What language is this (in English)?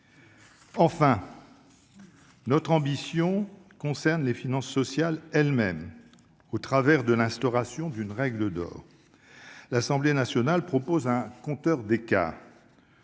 French